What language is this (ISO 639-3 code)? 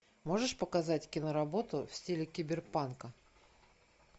rus